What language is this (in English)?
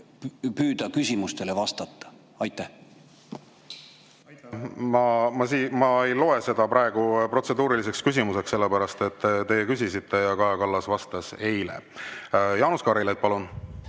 Estonian